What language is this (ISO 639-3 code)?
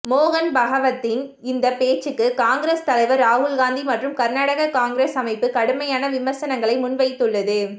tam